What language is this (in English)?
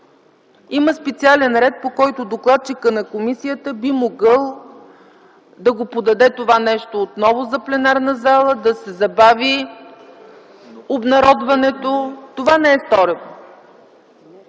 Bulgarian